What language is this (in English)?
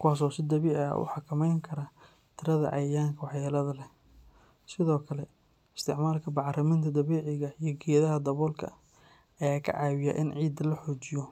Somali